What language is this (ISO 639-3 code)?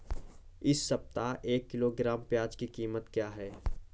hin